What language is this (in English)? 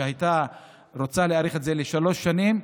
Hebrew